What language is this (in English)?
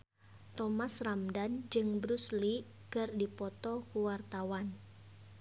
Sundanese